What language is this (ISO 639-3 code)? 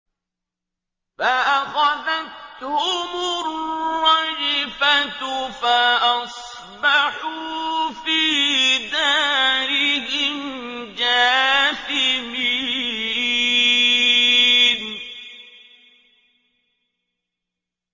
ara